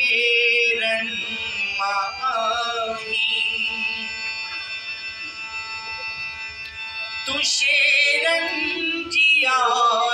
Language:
Hindi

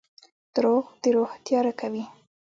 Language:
Pashto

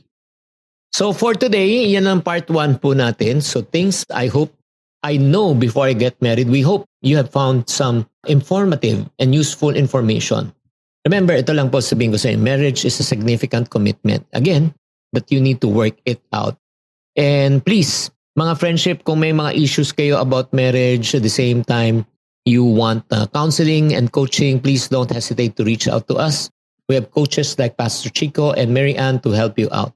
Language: Filipino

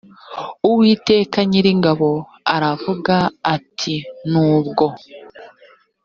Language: Kinyarwanda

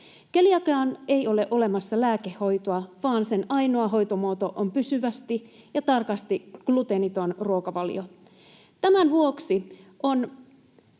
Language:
Finnish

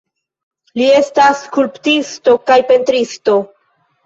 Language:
Esperanto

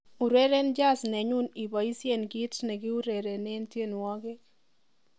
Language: Kalenjin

